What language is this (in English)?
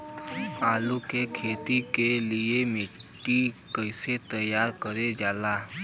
Bhojpuri